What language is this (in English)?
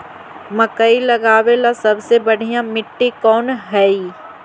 Magahi